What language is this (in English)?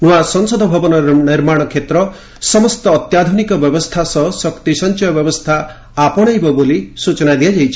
Odia